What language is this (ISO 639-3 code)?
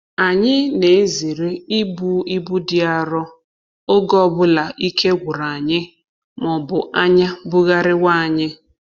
ibo